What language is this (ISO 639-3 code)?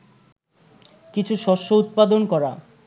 ben